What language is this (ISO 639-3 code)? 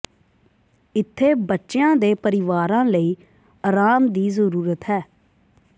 pan